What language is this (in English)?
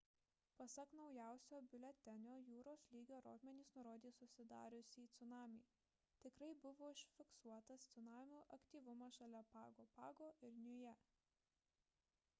Lithuanian